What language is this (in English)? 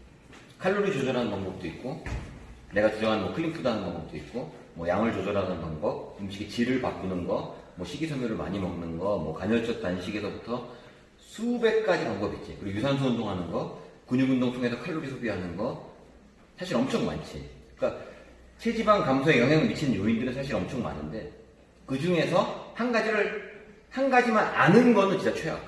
Korean